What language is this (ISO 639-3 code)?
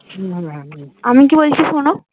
ben